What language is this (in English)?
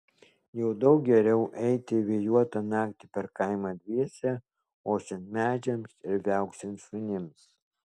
Lithuanian